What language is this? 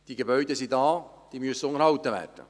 Swiss German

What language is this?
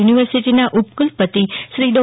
Gujarati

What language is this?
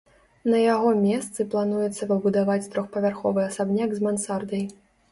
Belarusian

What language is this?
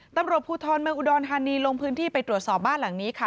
Thai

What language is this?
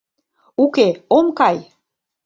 Mari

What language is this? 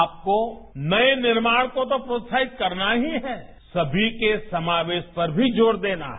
Hindi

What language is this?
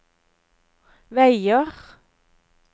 Norwegian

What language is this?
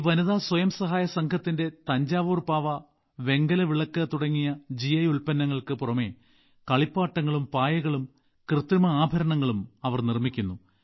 Malayalam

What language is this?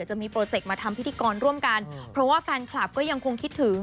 Thai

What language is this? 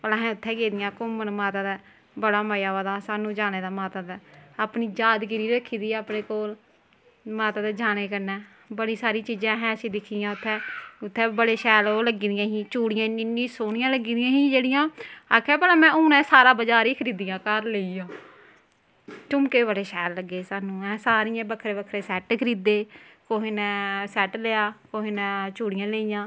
Dogri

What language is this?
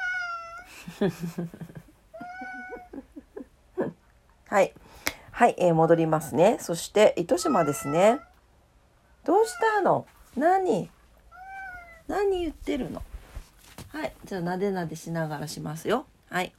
Japanese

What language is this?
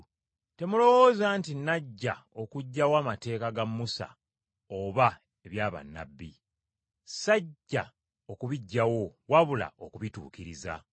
Ganda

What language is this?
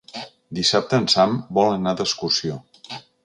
Catalan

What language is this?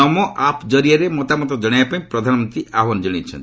Odia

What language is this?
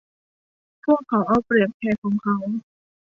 Thai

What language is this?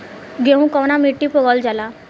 Bhojpuri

